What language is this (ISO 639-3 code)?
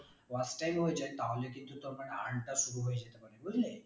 ben